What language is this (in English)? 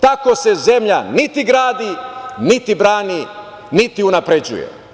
Serbian